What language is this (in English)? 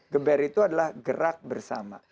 Indonesian